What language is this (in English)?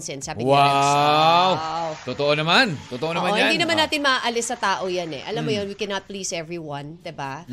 Filipino